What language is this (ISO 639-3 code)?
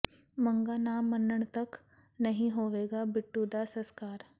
pan